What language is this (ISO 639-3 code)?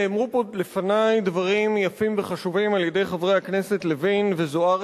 heb